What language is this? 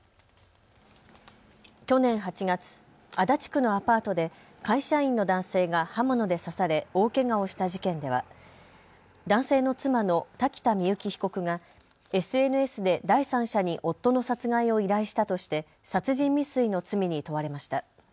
Japanese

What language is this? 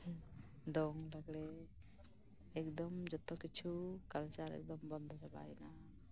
Santali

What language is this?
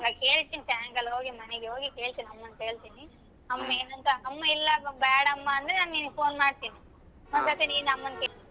Kannada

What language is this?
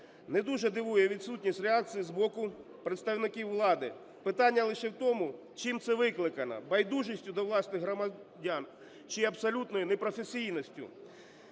Ukrainian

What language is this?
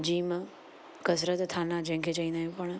Sindhi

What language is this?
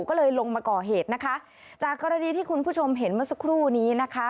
Thai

